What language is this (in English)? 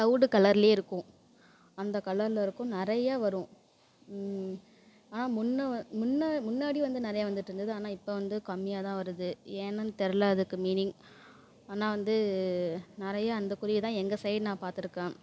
Tamil